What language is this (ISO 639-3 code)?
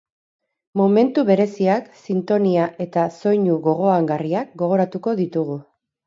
eus